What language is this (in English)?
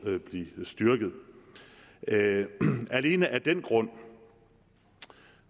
Danish